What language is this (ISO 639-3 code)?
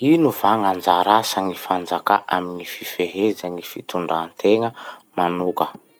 msh